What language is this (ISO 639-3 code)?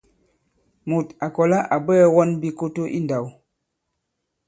abb